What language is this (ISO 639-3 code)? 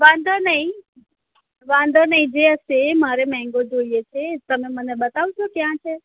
guj